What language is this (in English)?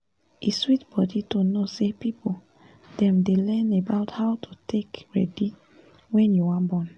Nigerian Pidgin